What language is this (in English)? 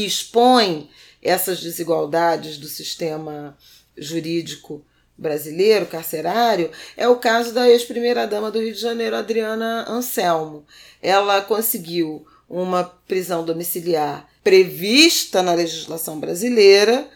Portuguese